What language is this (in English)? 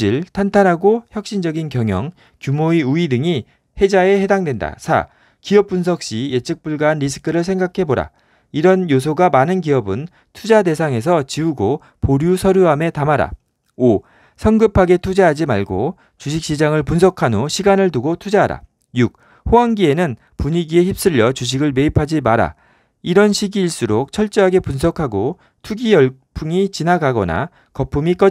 Korean